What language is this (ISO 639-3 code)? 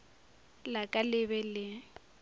nso